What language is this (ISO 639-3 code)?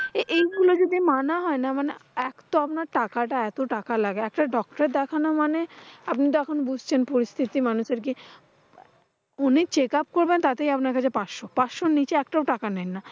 ben